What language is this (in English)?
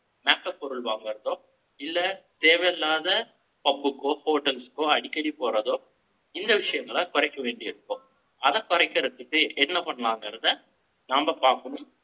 Tamil